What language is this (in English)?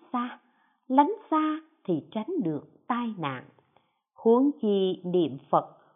Vietnamese